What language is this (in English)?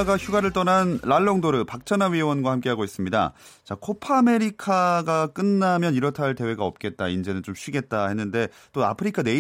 Korean